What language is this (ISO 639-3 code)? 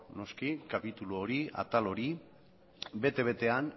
eus